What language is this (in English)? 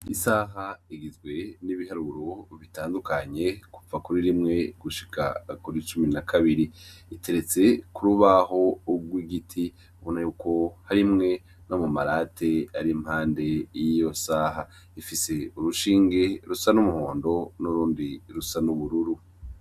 Rundi